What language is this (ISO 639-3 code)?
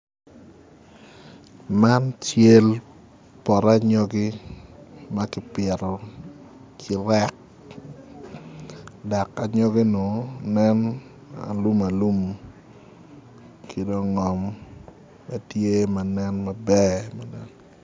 ach